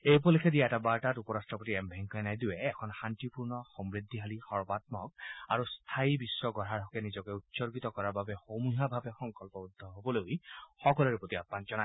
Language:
Assamese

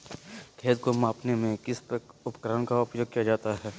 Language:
Magahi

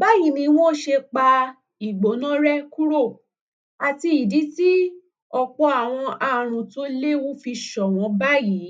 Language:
Yoruba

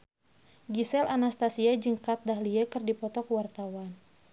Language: Sundanese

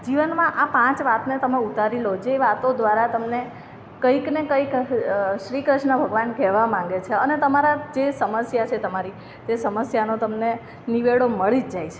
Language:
Gujarati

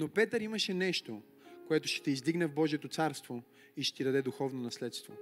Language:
Bulgarian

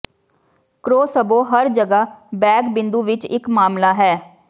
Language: Punjabi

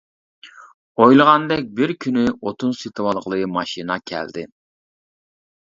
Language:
Uyghur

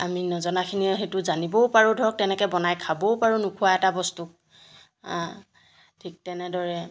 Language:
Assamese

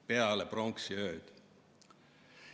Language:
Estonian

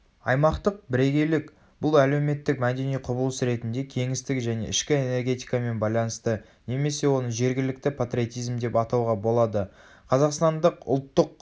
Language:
Kazakh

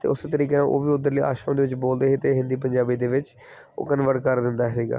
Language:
Punjabi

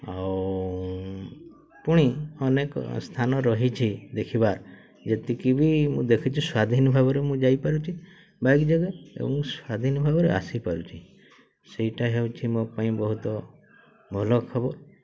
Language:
Odia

